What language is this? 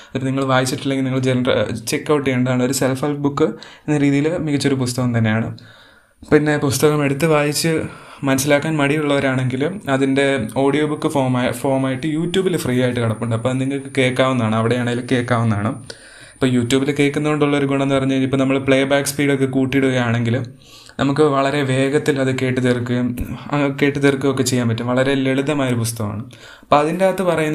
Malayalam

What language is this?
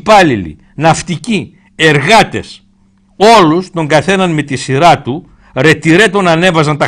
Greek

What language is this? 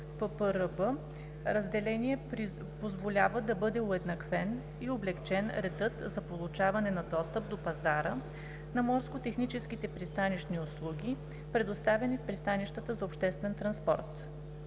Bulgarian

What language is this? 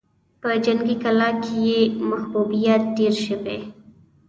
Pashto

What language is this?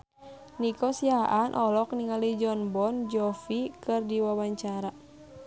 Sundanese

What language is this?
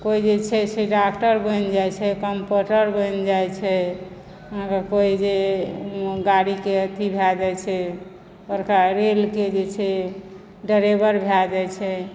Maithili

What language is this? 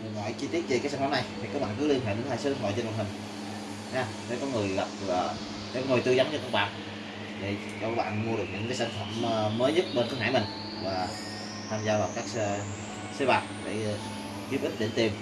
Vietnamese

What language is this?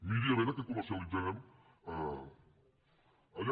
Catalan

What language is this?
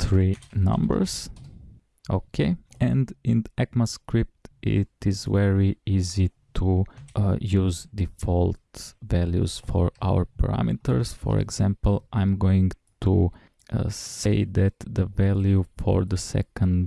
English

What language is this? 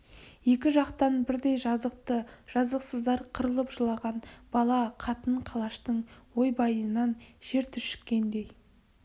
Kazakh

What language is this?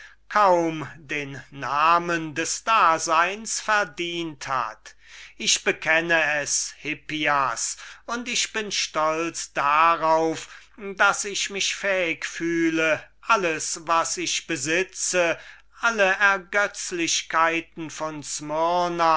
German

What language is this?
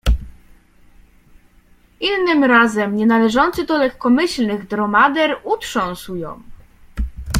Polish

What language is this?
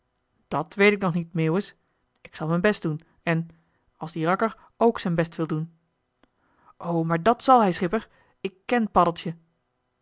Dutch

